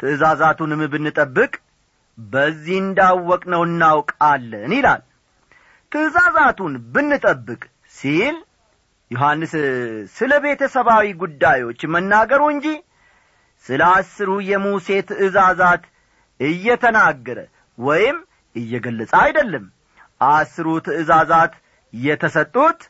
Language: Amharic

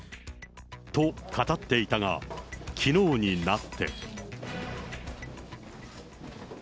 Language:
Japanese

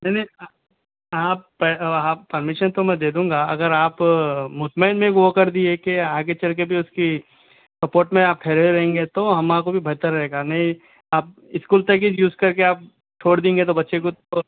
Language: Urdu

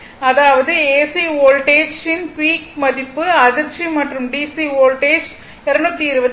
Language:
Tamil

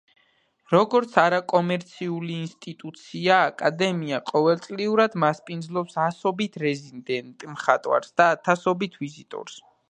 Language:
Georgian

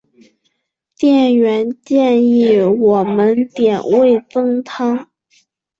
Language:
Chinese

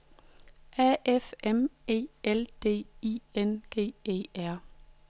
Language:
Danish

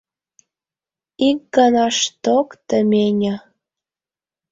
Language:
Mari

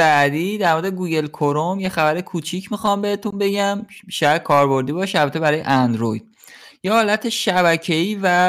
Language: Persian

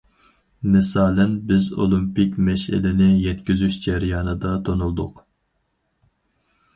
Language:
Uyghur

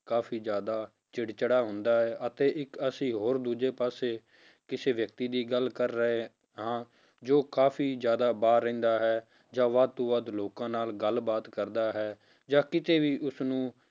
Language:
Punjabi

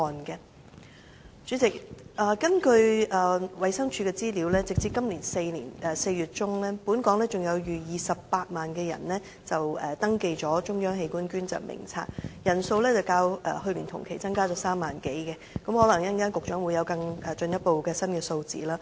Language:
Cantonese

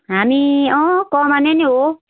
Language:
Nepali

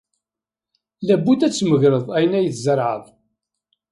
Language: Kabyle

